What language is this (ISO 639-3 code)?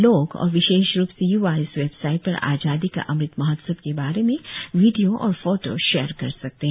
hin